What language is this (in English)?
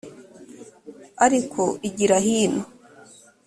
Kinyarwanda